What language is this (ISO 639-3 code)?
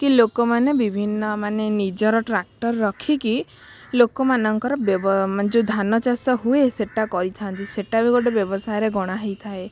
ori